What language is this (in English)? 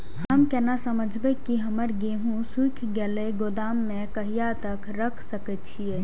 Maithili